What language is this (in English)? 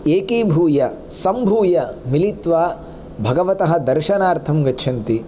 Sanskrit